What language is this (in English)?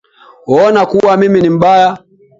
Swahili